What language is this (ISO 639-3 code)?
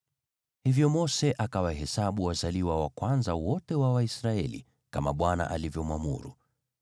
swa